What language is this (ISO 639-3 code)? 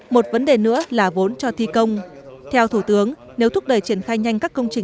vie